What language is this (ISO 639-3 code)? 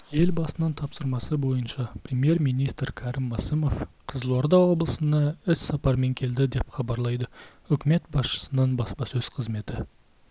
kaz